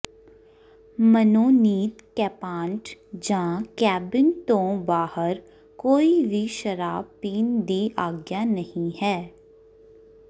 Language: Punjabi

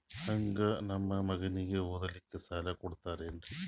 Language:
Kannada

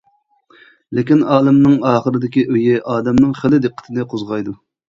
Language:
Uyghur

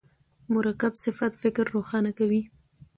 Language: Pashto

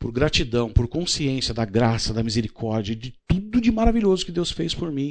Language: Portuguese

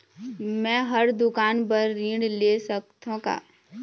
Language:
Chhattisgarhi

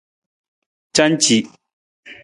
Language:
Nawdm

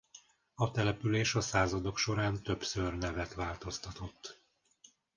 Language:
Hungarian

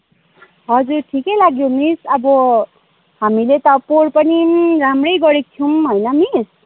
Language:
Nepali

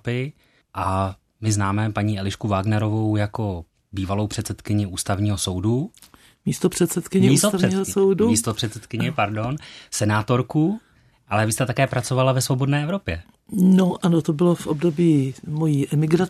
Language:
Czech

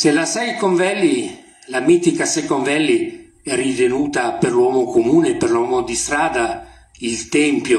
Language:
Italian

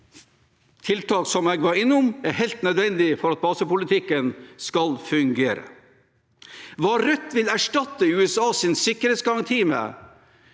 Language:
Norwegian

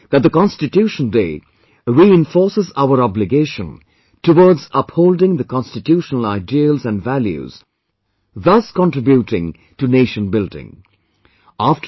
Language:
English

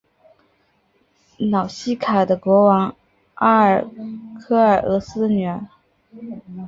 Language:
Chinese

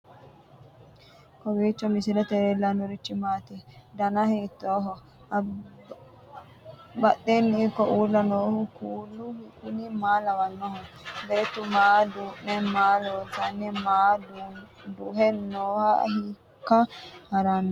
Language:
Sidamo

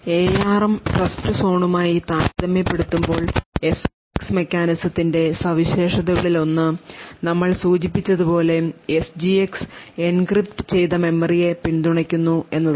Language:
Malayalam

